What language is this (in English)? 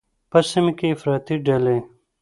Pashto